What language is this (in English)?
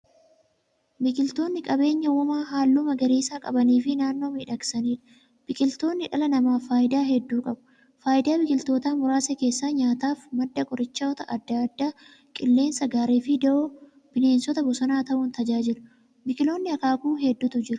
Oromo